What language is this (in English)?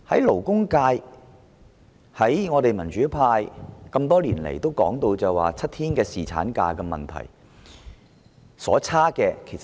Cantonese